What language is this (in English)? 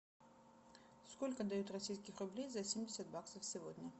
Russian